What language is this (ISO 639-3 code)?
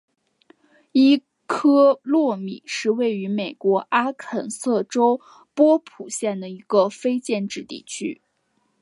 zho